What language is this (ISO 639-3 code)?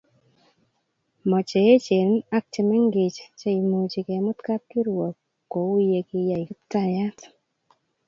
kln